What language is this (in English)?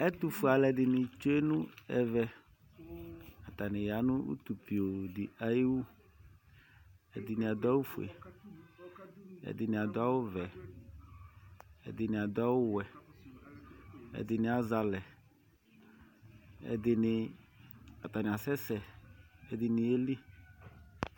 Ikposo